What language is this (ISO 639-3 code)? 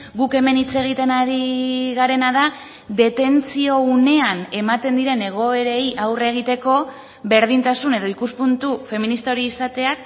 eus